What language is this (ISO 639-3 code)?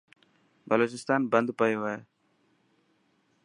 mki